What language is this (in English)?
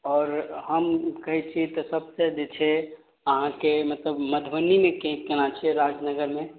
Maithili